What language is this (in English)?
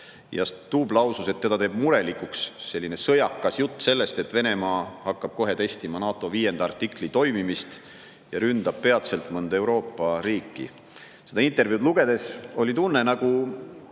Estonian